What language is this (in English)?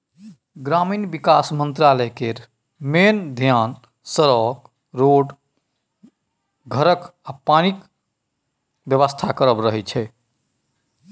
Maithili